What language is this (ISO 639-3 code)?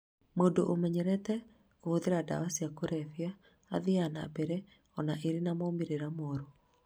kik